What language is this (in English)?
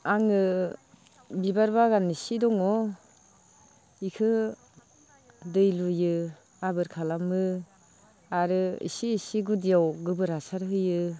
Bodo